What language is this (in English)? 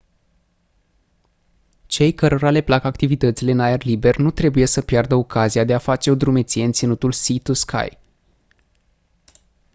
Romanian